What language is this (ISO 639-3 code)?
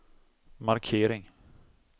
swe